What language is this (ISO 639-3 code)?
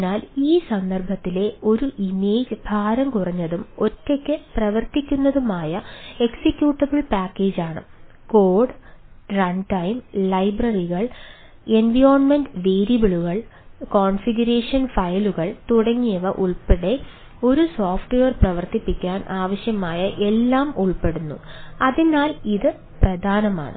mal